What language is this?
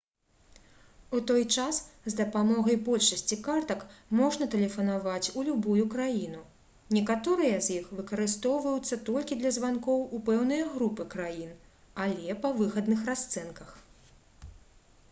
Belarusian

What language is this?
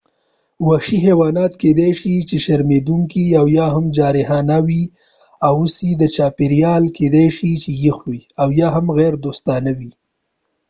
Pashto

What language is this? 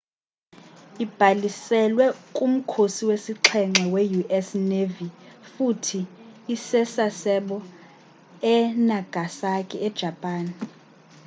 Xhosa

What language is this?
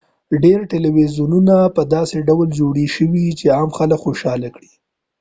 Pashto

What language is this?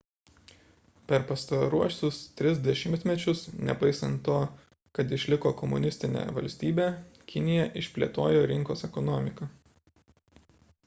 Lithuanian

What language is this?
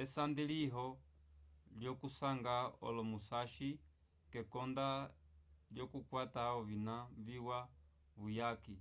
Umbundu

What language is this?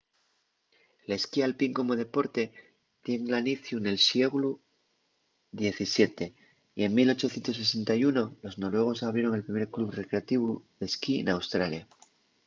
Asturian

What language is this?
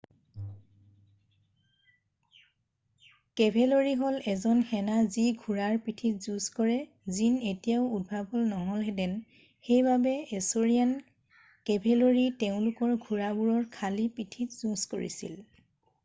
Assamese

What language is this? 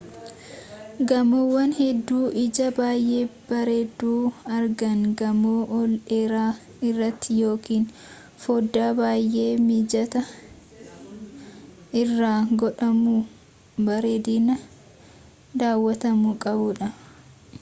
Oromo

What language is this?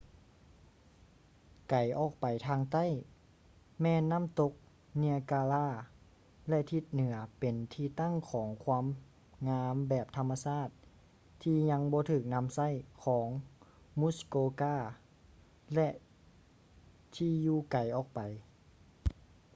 Lao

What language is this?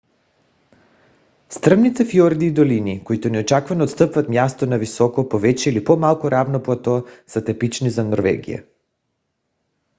Bulgarian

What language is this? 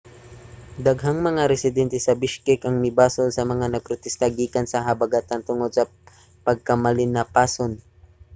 Cebuano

